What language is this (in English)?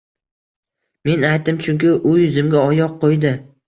Uzbek